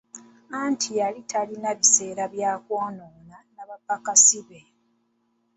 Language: Ganda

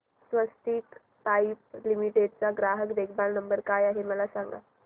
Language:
Marathi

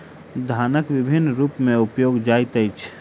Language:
Maithili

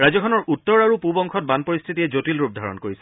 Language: Assamese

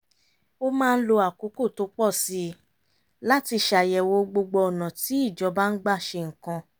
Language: Yoruba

